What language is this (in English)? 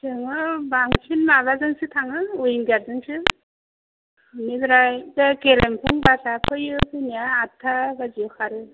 Bodo